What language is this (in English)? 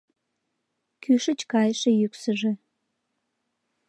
Mari